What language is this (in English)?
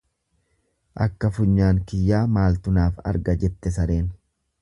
Oromo